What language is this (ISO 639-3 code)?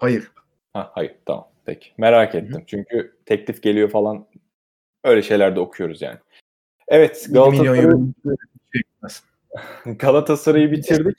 tur